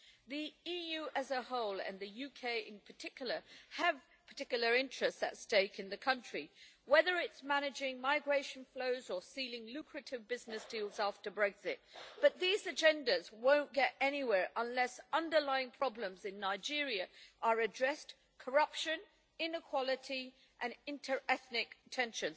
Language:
English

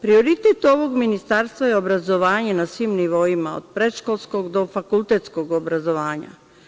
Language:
Serbian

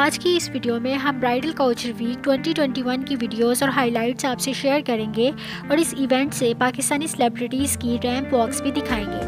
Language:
Hindi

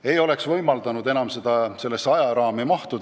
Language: Estonian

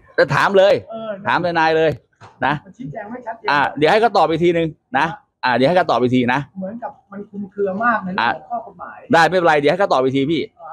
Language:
Thai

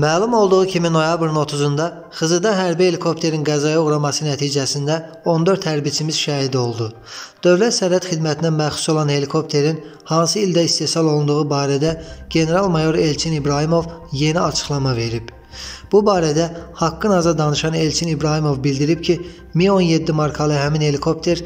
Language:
Turkish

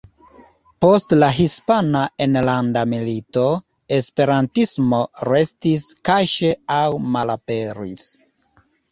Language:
Esperanto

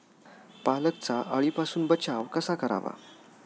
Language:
Marathi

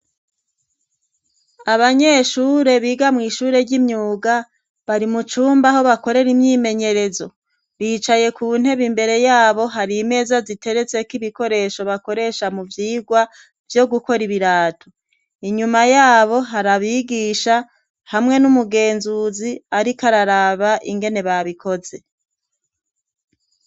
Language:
Rundi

